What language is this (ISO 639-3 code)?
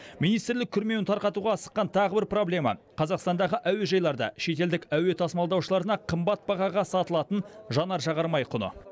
kaz